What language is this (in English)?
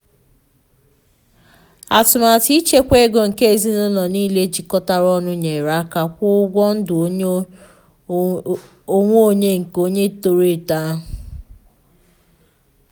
Igbo